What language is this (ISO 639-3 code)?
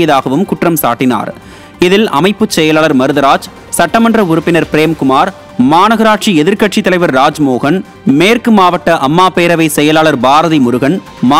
ron